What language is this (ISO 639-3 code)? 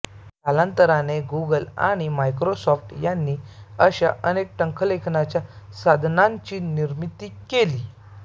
mar